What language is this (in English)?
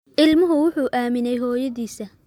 Somali